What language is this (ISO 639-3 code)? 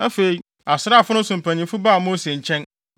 aka